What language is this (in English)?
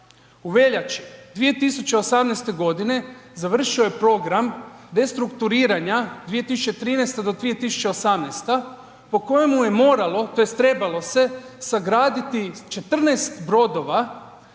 Croatian